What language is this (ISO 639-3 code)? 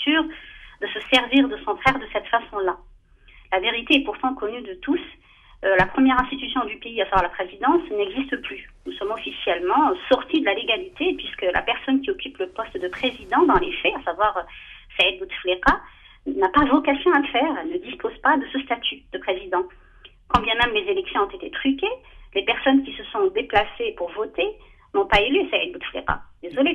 fra